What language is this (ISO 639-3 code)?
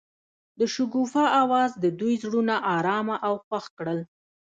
pus